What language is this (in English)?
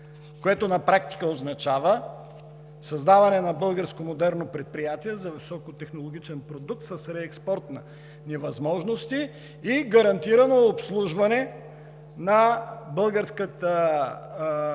Bulgarian